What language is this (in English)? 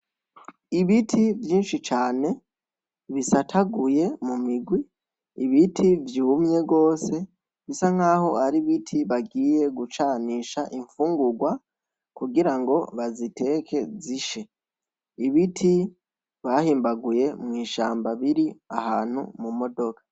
Rundi